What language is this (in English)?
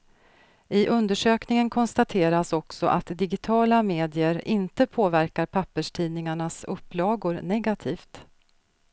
Swedish